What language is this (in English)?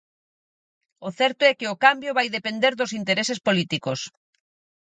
Galician